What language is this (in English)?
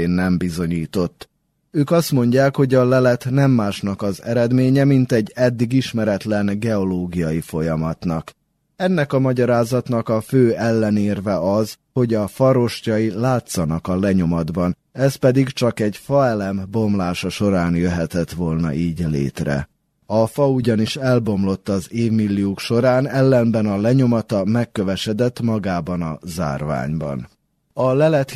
Hungarian